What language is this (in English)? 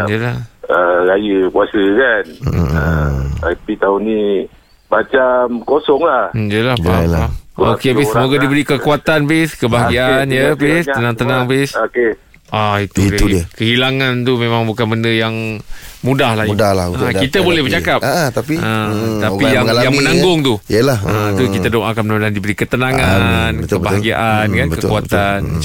Malay